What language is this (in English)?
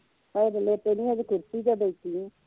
Punjabi